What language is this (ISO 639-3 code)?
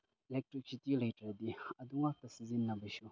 mni